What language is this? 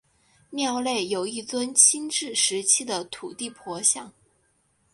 Chinese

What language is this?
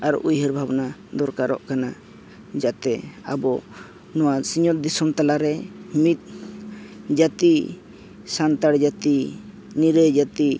Santali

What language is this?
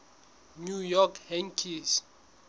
Southern Sotho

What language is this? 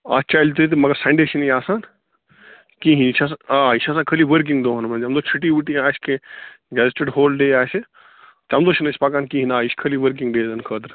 Kashmiri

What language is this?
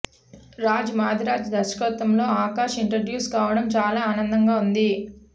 Telugu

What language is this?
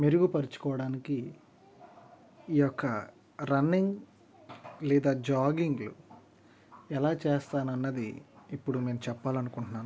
Telugu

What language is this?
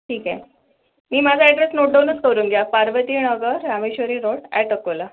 Marathi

